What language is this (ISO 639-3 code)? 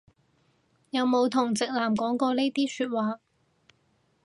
yue